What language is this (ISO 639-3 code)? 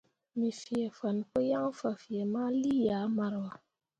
mua